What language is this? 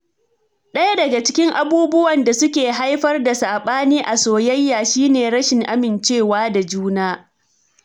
Hausa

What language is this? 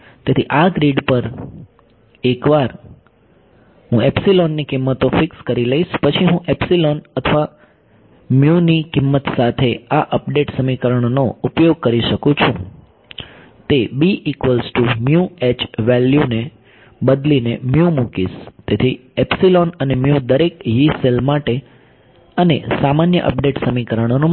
Gujarati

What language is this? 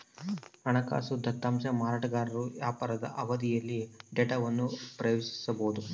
Kannada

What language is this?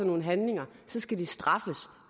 Danish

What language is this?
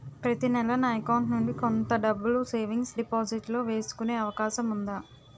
Telugu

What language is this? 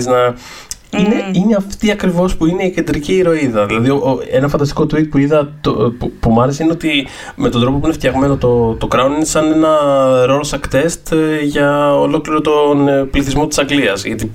Greek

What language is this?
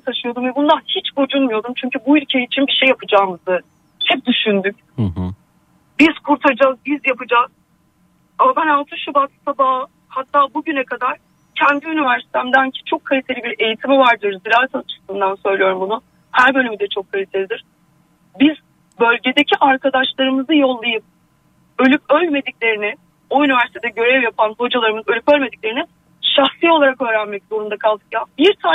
Turkish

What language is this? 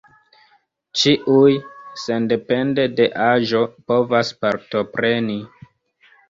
Esperanto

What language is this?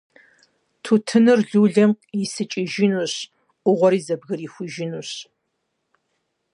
Kabardian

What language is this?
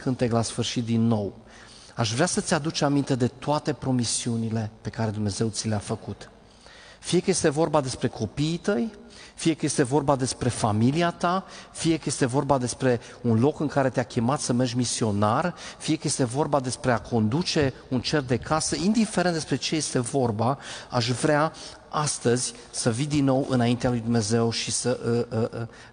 Romanian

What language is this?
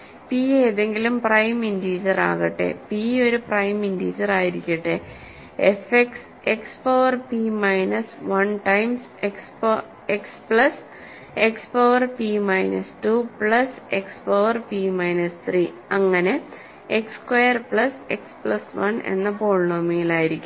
Malayalam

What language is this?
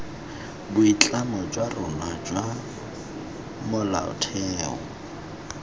Tswana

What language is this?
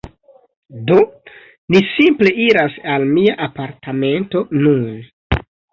Esperanto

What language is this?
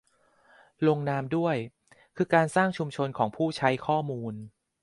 Thai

